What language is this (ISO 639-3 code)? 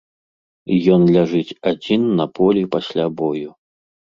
bel